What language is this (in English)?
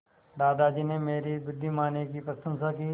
Hindi